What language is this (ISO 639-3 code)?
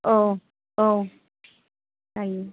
brx